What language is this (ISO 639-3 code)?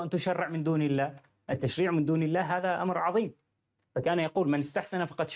ara